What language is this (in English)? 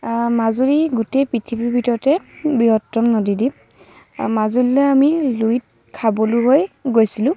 Assamese